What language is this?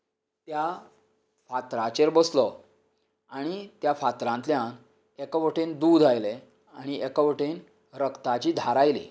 Konkani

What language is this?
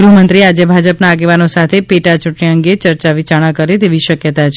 Gujarati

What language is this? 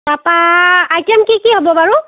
Assamese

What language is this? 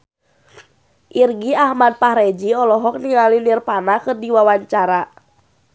Sundanese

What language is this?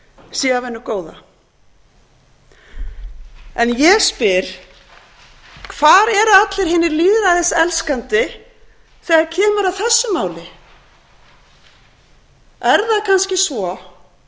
Icelandic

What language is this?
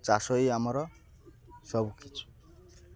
Odia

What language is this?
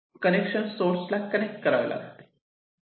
Marathi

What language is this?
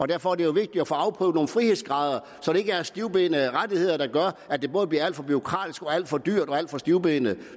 Danish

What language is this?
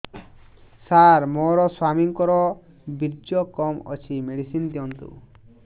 Odia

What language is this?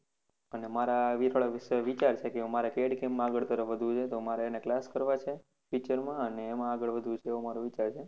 Gujarati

